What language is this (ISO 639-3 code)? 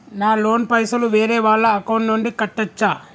tel